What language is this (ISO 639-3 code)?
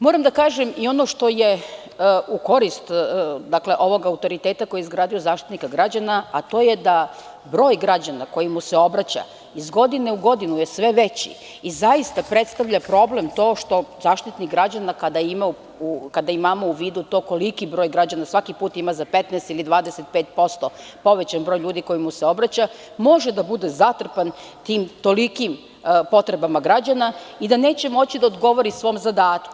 srp